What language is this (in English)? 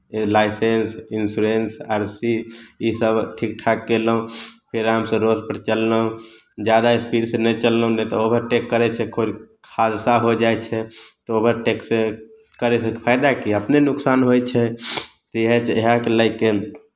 Maithili